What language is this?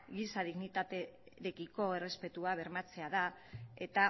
Basque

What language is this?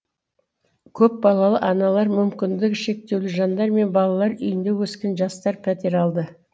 Kazakh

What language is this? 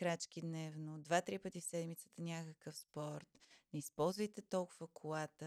Bulgarian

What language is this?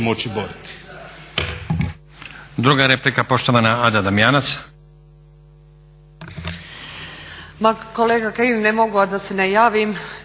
Croatian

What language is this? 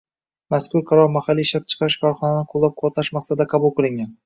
Uzbek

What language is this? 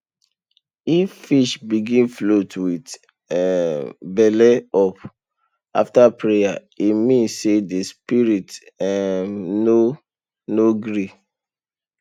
Nigerian Pidgin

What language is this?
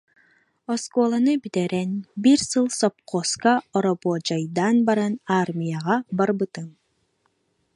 Yakut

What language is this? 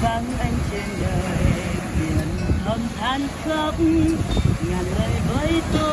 Vietnamese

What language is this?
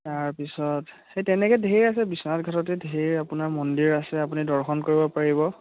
Assamese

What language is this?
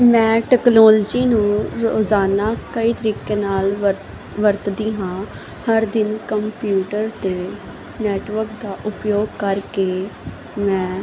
Punjabi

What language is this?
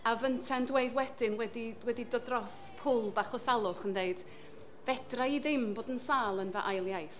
Welsh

